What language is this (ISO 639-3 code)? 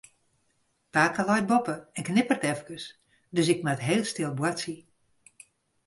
fry